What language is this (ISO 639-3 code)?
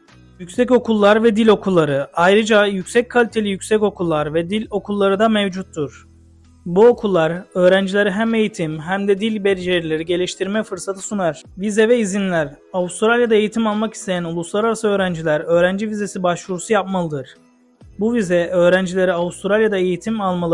tur